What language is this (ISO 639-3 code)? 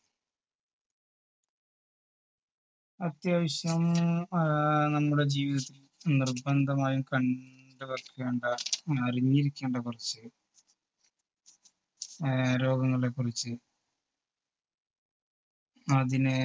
mal